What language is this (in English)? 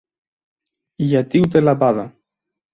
Greek